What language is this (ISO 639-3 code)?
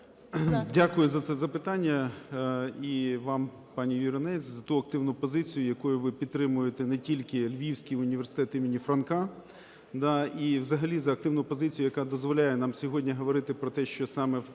ukr